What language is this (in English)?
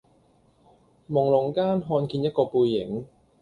Cantonese